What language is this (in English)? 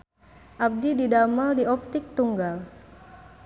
Sundanese